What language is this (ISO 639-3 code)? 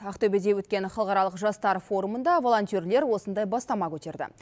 kaz